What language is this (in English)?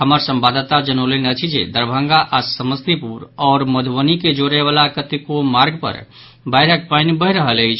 Maithili